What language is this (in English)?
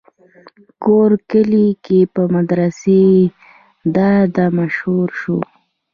Pashto